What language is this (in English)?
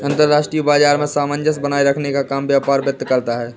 Hindi